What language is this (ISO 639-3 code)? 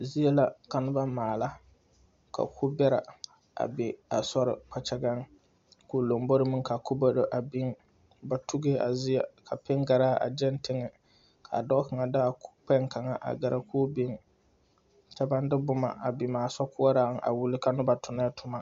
dga